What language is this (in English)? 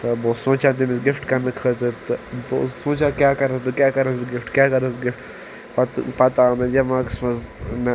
Kashmiri